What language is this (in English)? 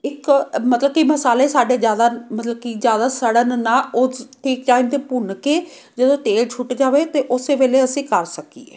Punjabi